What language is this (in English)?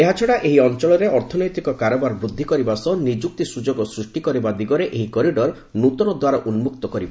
Odia